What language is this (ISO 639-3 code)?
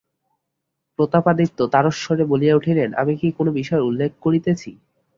ben